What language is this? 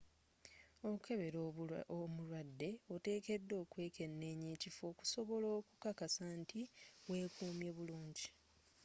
Ganda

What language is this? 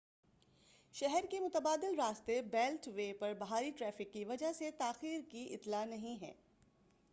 Urdu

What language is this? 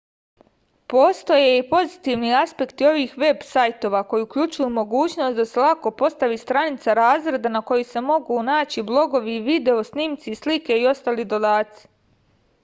Serbian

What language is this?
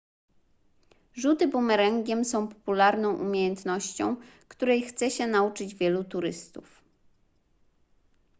Polish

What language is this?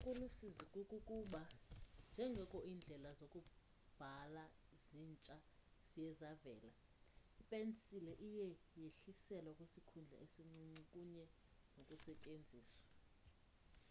Xhosa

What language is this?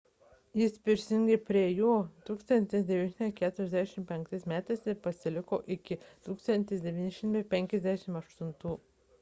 Lithuanian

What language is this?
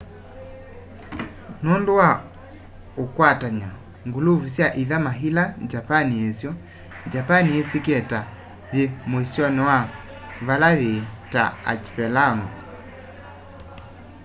Kamba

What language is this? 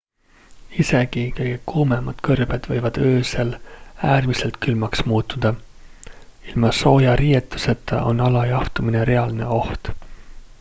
Estonian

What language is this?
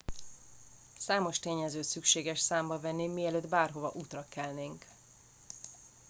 Hungarian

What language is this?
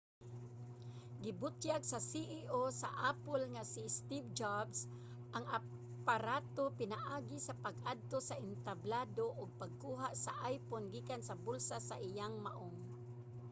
Cebuano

